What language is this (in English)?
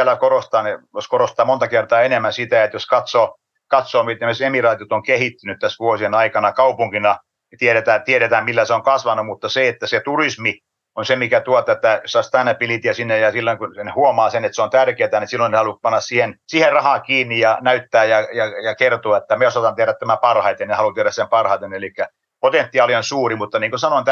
Finnish